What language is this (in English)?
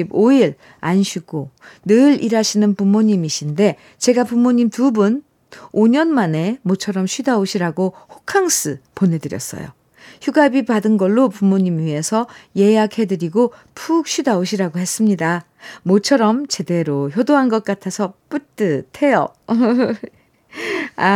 Korean